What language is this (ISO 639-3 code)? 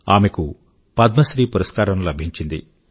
tel